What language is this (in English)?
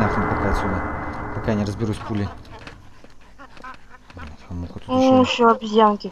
Russian